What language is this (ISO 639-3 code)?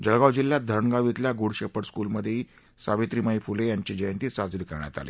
mar